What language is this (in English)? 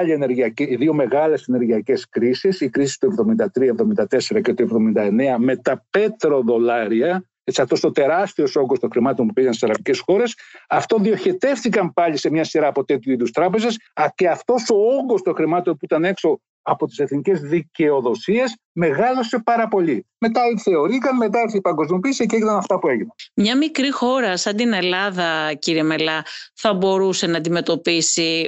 Greek